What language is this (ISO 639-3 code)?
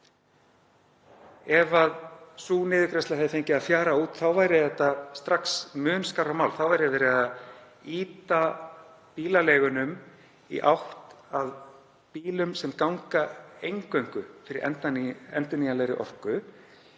isl